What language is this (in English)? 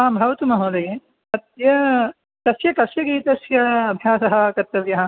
Sanskrit